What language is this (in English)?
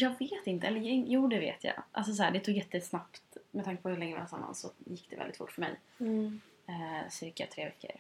Swedish